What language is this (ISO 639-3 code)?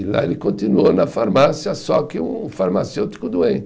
por